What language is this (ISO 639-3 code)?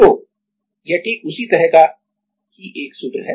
hin